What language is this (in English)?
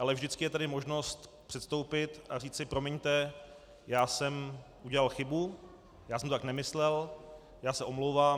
Czech